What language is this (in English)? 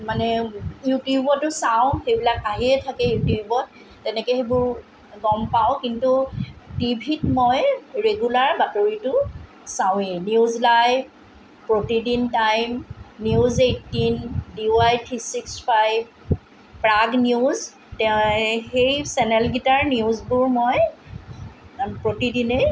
Assamese